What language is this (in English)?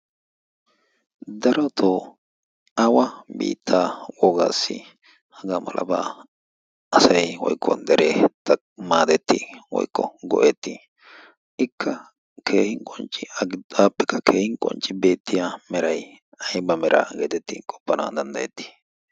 Wolaytta